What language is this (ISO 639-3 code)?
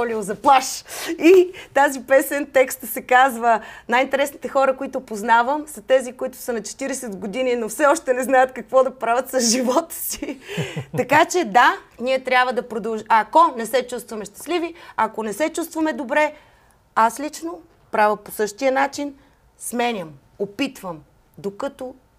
bul